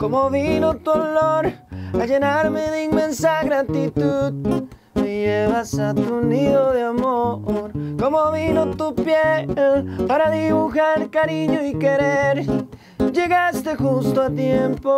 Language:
Spanish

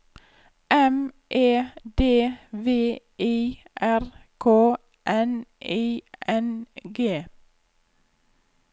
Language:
Norwegian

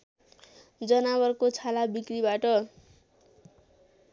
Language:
Nepali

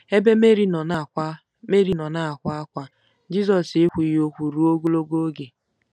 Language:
Igbo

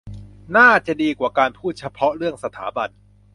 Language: Thai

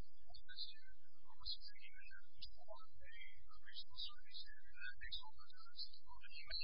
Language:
English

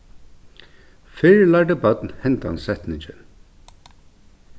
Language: Faroese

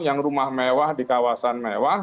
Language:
Indonesian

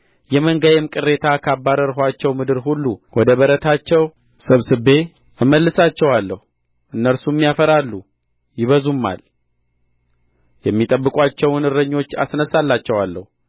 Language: Amharic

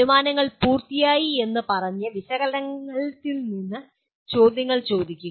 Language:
Malayalam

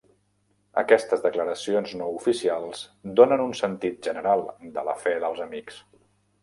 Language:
Catalan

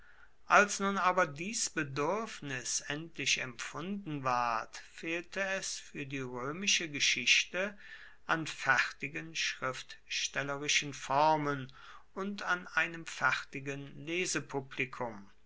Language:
German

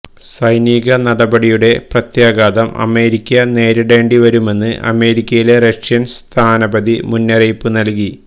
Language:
Malayalam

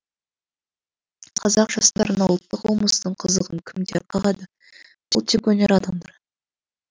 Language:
Kazakh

